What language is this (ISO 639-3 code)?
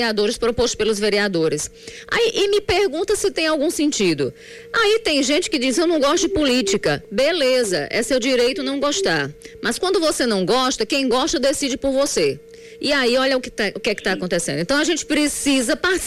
por